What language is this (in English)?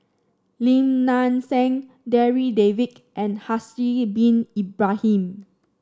English